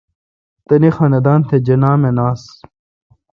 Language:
Kalkoti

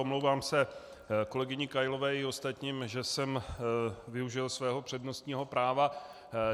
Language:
Czech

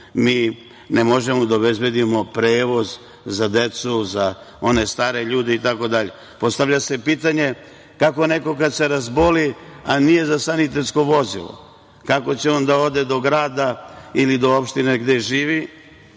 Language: Serbian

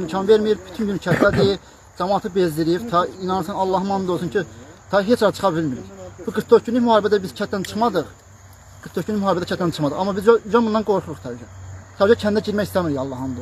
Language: Turkish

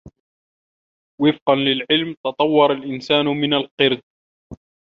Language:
Arabic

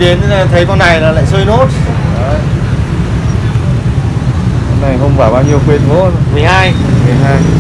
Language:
Vietnamese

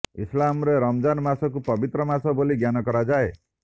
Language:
Odia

